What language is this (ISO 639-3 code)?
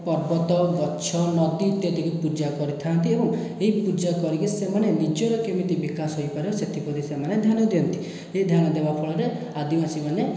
ori